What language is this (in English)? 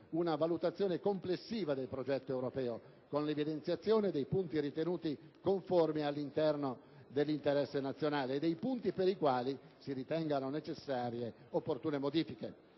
Italian